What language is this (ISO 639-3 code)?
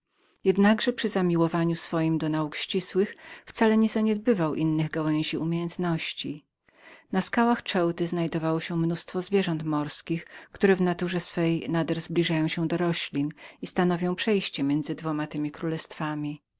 pol